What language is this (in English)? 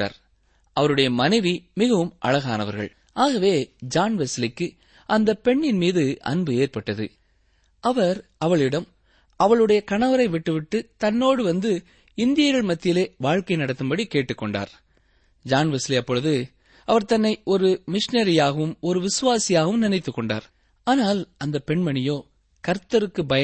Tamil